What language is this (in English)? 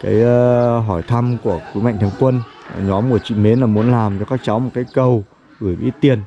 Vietnamese